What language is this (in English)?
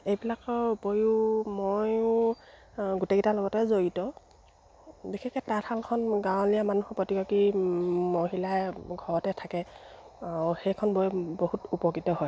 Assamese